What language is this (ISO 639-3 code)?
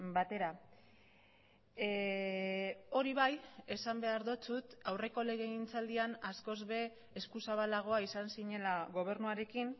eus